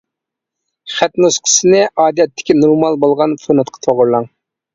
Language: Uyghur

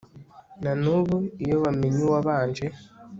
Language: Kinyarwanda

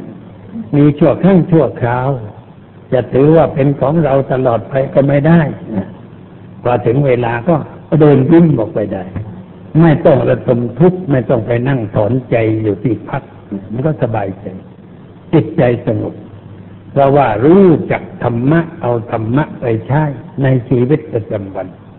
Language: Thai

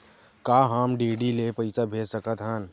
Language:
Chhattisgarhi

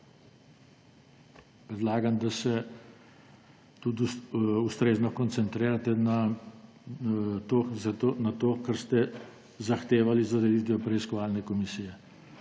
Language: Slovenian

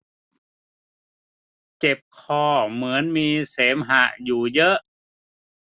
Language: Thai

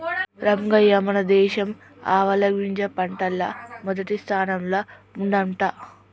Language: Telugu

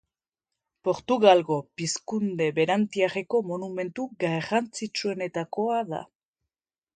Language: Basque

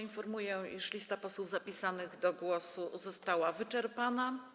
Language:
Polish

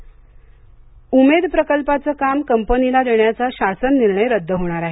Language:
Marathi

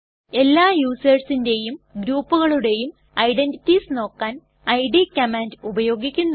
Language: Malayalam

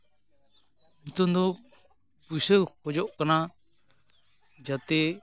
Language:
Santali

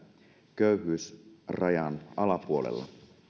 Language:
Finnish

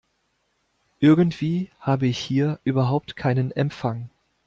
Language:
German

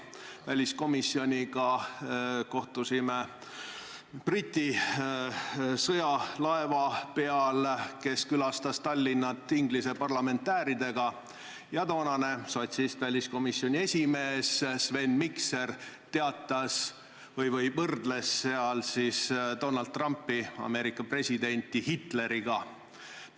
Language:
Estonian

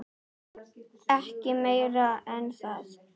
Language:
Icelandic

